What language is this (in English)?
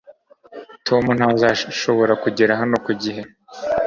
Kinyarwanda